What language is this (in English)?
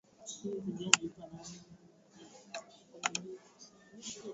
Swahili